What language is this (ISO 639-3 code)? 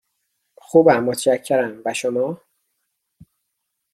fas